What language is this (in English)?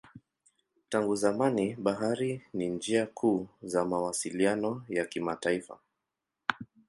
Swahili